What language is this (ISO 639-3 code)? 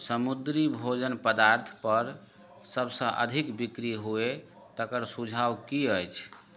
mai